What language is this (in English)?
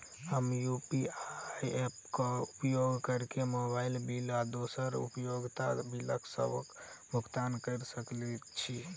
Maithili